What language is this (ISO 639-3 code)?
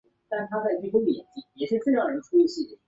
zho